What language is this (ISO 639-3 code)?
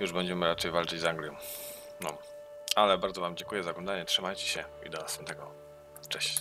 pol